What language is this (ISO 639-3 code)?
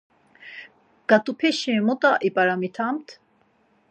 lzz